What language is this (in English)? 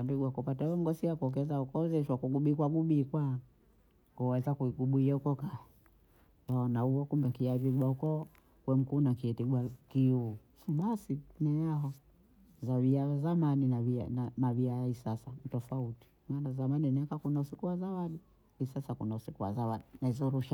Bondei